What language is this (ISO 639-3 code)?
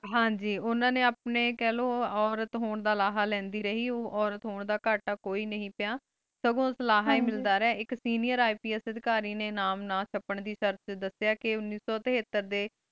pan